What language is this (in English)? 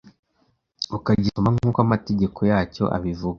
Kinyarwanda